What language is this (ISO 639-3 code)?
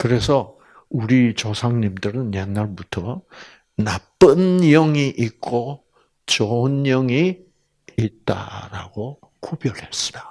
kor